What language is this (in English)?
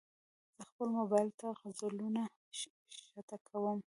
Pashto